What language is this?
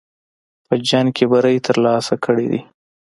Pashto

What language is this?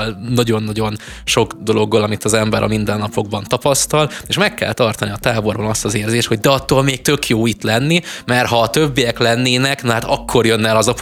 Hungarian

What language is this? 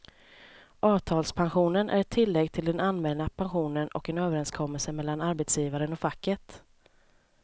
Swedish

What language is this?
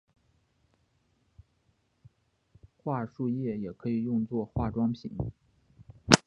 Chinese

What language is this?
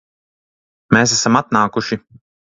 Latvian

